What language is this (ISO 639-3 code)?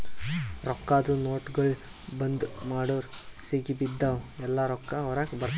kan